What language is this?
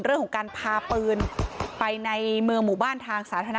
Thai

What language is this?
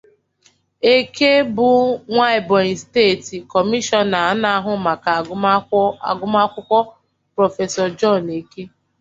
Igbo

